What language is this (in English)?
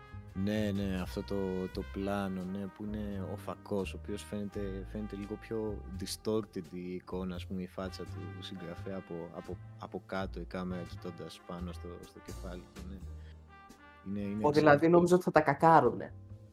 Greek